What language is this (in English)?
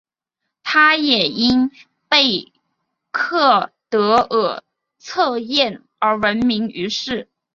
Chinese